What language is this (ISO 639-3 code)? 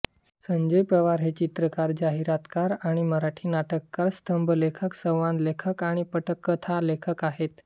mar